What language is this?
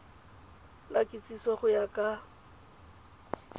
Tswana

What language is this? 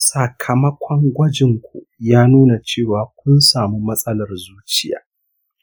Hausa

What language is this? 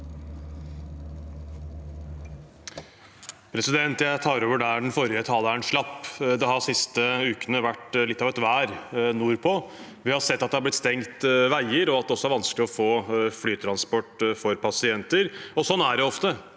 Norwegian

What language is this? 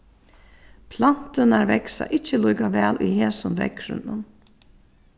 Faroese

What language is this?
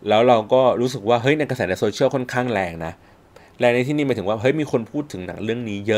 Thai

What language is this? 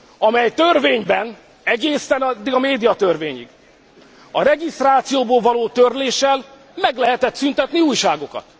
Hungarian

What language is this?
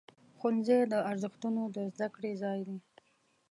Pashto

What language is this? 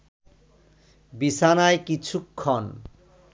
Bangla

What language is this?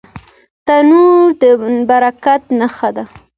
Pashto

